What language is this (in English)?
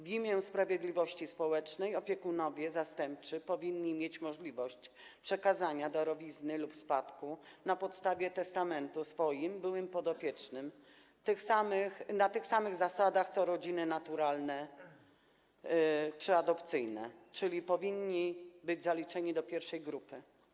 Polish